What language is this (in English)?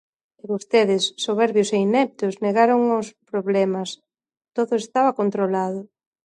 Galician